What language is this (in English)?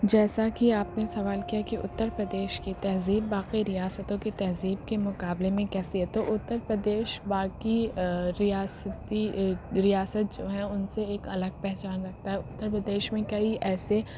Urdu